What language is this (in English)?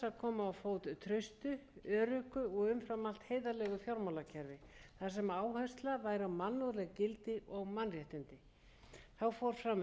Icelandic